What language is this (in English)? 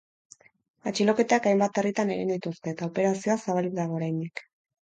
Basque